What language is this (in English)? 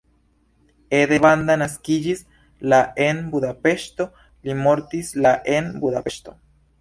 Esperanto